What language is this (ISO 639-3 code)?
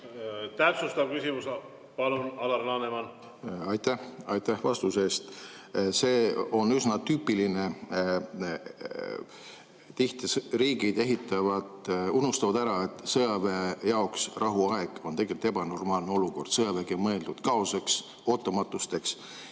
est